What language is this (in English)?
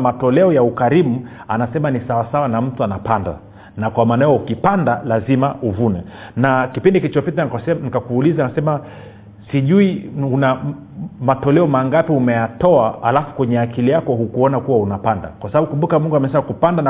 Swahili